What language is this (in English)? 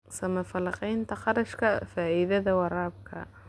Somali